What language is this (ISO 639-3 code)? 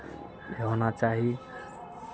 mai